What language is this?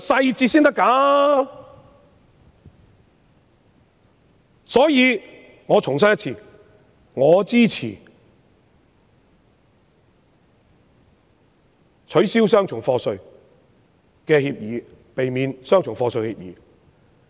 Cantonese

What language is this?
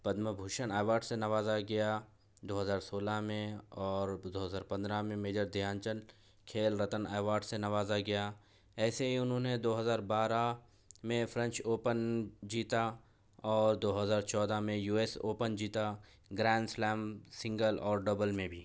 Urdu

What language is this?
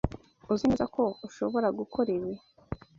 Kinyarwanda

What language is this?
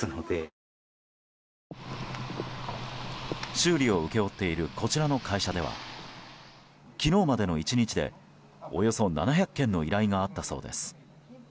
Japanese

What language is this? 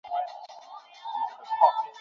Bangla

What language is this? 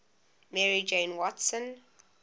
English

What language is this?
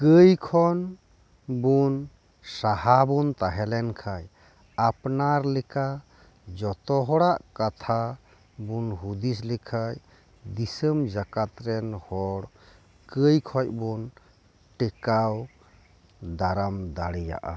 Santali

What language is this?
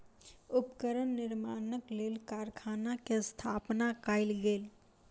Maithili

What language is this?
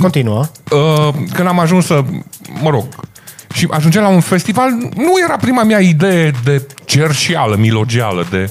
Romanian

